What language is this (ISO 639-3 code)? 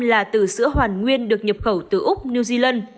vie